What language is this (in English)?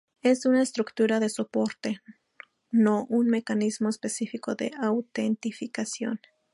Spanish